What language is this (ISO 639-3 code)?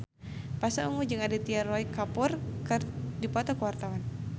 sun